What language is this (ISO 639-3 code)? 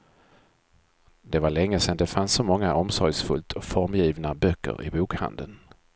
swe